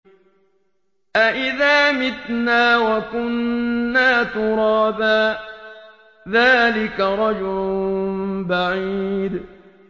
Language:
Arabic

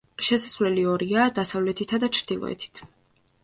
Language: Georgian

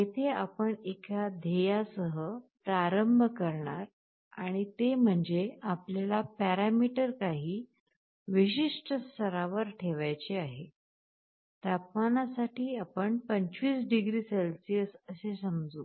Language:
Marathi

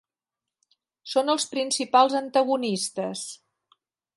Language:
Catalan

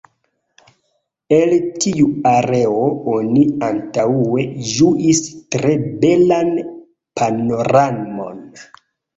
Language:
Esperanto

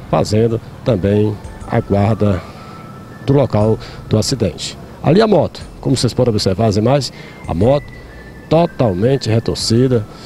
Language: Portuguese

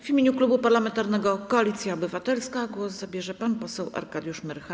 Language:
Polish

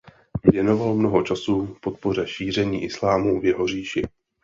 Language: Czech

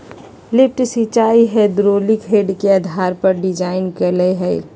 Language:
Magahi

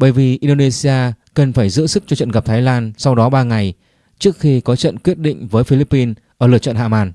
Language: Vietnamese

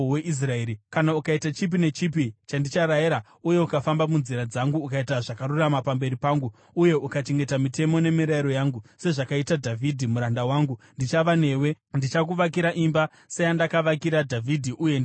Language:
Shona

